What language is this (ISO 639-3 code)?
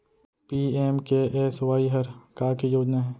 hne